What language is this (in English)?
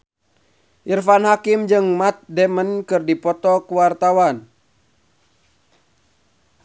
Sundanese